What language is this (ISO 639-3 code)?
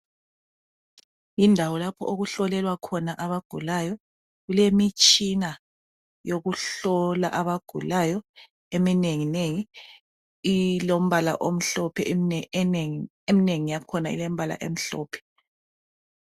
nde